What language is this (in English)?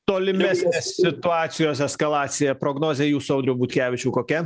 Lithuanian